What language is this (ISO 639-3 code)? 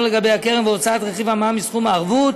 heb